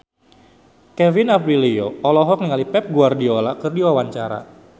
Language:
Sundanese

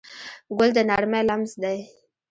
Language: Pashto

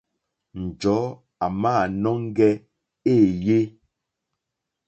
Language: Mokpwe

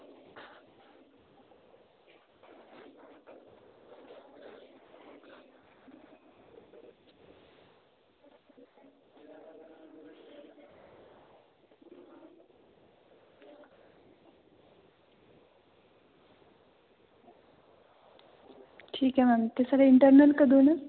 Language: Dogri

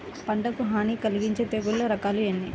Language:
Telugu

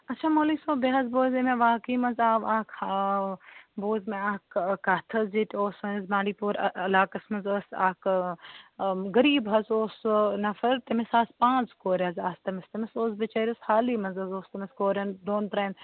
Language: Kashmiri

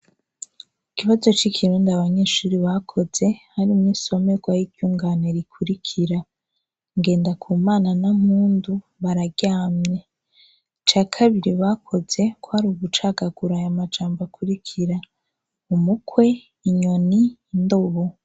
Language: Rundi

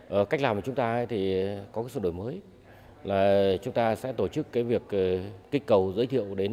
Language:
Vietnamese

